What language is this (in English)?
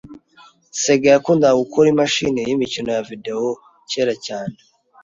Kinyarwanda